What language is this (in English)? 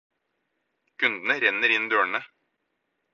Norwegian Bokmål